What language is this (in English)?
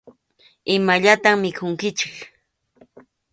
Arequipa-La Unión Quechua